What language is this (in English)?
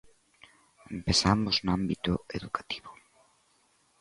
Galician